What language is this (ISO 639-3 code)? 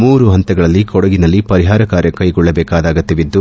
kan